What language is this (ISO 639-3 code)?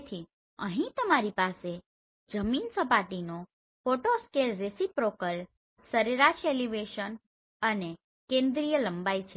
guj